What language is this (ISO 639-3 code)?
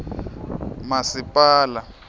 ssw